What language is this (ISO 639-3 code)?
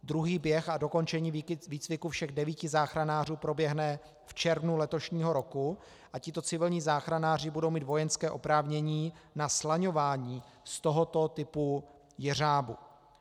ces